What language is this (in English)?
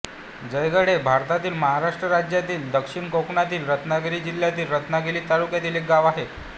Marathi